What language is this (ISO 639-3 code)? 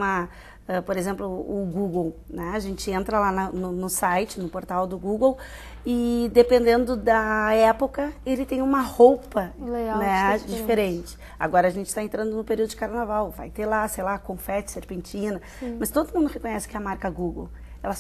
por